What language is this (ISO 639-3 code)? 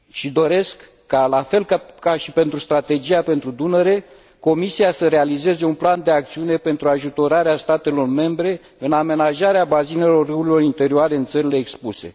ron